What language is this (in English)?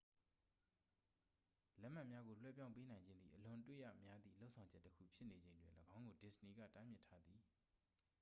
Burmese